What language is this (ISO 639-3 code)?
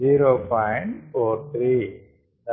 tel